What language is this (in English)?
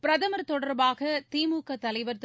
Tamil